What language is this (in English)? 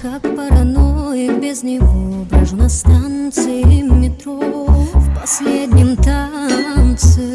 Russian